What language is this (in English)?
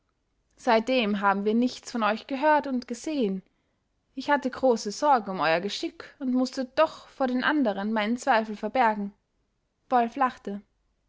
German